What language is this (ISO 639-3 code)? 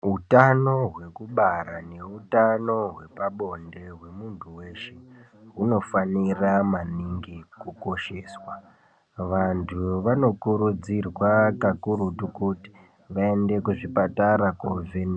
ndc